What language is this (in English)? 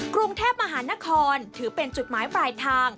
Thai